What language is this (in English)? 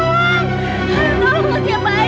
Indonesian